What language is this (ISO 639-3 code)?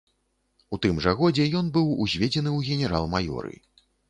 bel